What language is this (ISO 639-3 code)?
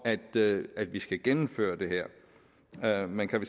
dan